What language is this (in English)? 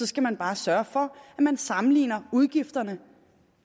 Danish